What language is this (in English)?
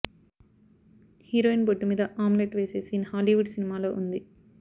Telugu